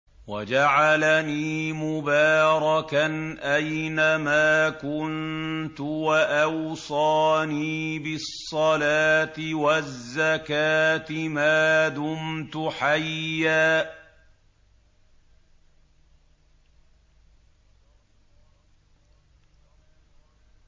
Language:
Arabic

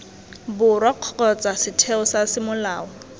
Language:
Tswana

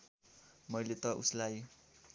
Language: Nepali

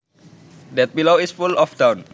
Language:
Javanese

